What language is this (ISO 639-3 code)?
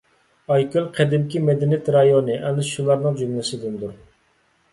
uig